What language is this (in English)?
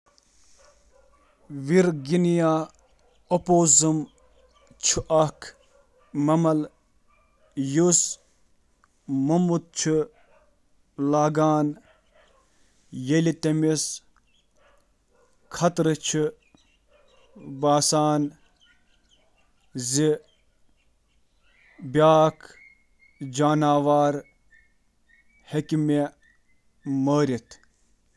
Kashmiri